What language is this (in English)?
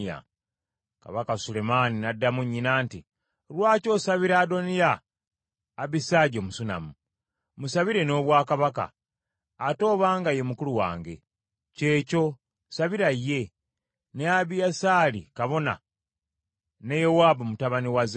Ganda